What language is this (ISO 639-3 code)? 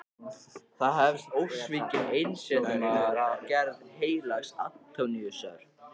isl